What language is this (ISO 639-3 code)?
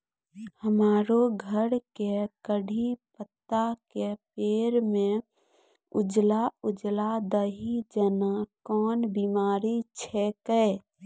mai